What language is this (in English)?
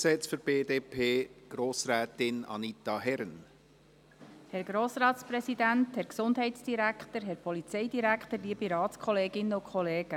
Swiss German